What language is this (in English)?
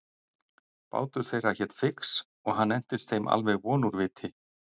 Icelandic